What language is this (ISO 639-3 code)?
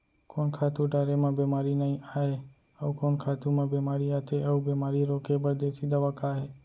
hne